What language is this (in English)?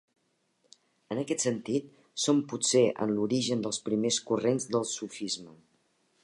Catalan